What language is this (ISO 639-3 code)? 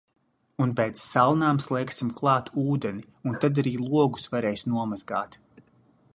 lav